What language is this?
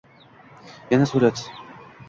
Uzbek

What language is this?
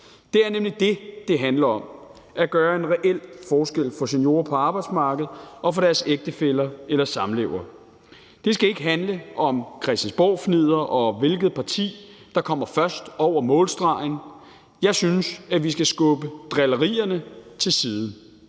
Danish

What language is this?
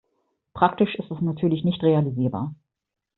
German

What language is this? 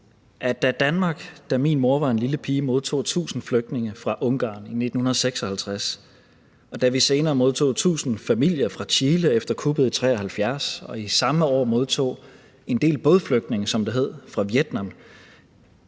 Danish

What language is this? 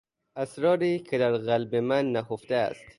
Persian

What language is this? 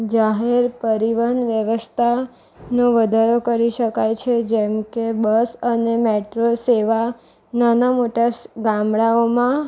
Gujarati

